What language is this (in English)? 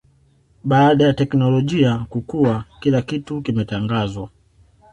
Swahili